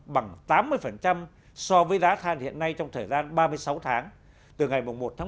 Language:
Vietnamese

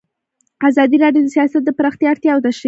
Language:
Pashto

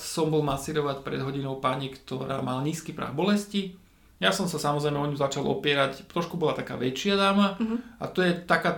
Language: Slovak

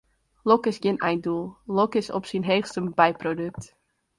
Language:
Western Frisian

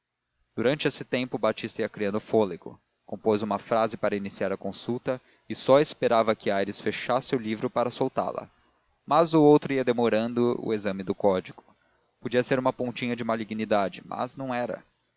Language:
Portuguese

